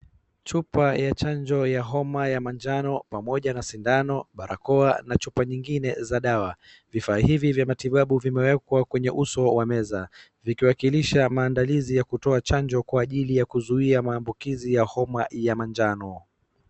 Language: Swahili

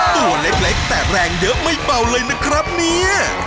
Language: Thai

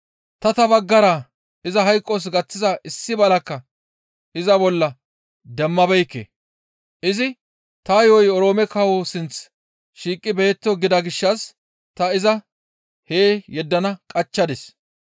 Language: Gamo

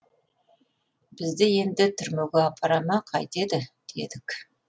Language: Kazakh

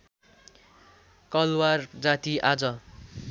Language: Nepali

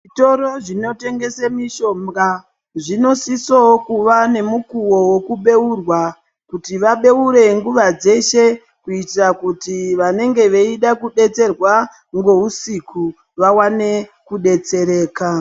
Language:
Ndau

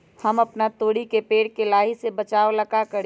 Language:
Magahi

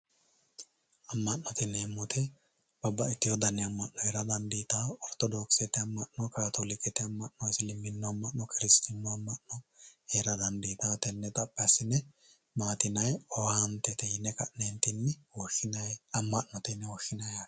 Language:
Sidamo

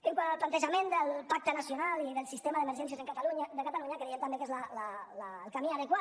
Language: Catalan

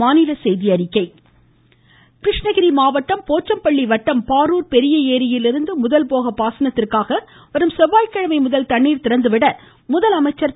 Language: Tamil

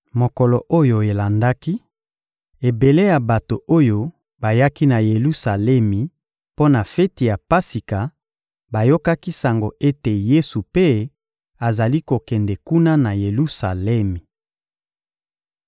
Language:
Lingala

